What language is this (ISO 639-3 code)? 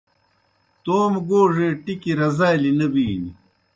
plk